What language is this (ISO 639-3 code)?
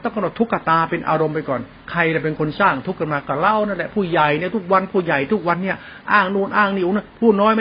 tha